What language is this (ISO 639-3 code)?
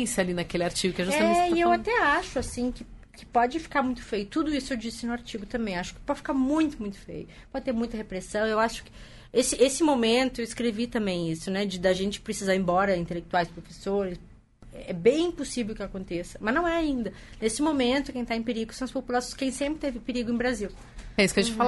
por